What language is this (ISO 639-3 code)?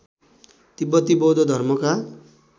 nep